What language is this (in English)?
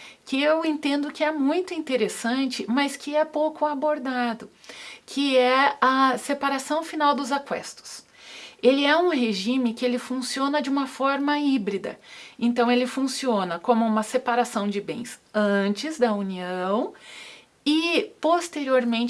Portuguese